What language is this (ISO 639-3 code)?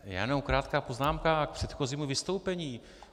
ces